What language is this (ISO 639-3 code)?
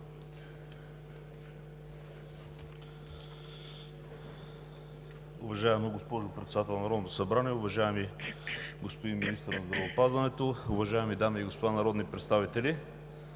bul